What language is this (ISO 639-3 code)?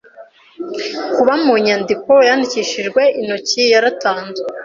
kin